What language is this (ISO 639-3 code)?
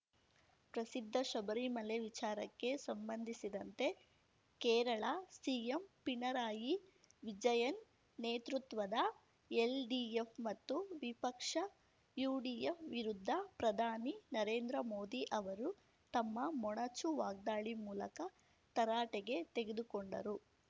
kan